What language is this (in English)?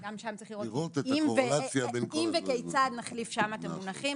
Hebrew